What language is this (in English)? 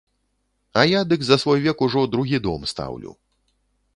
Belarusian